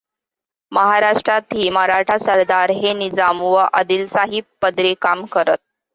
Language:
Marathi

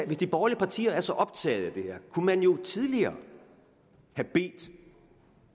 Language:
Danish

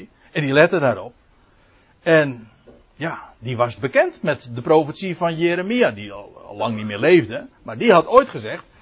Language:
Dutch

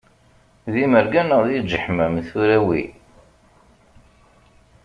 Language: Kabyle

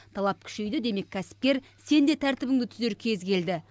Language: Kazakh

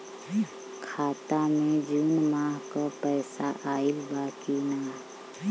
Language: Bhojpuri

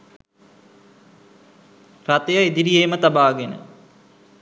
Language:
Sinhala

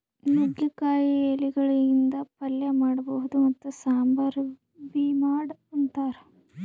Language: Kannada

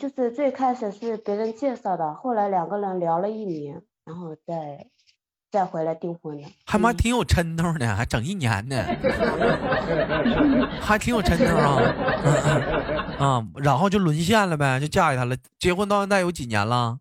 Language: Chinese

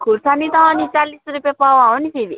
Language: Nepali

